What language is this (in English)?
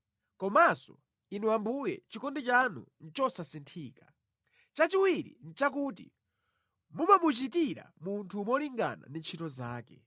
Nyanja